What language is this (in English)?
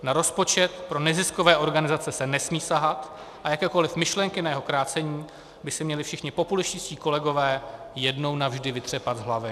Czech